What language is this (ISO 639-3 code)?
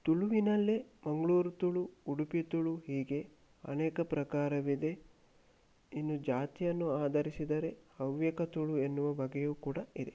kan